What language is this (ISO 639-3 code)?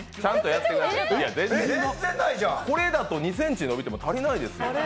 jpn